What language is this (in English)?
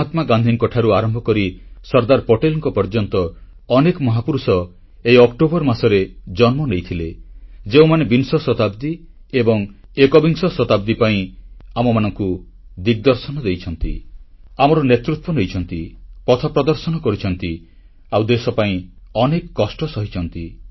Odia